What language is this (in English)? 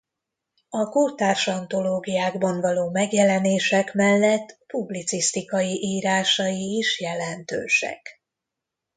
Hungarian